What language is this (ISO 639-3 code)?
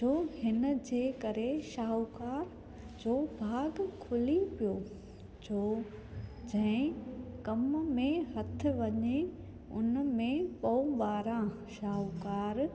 snd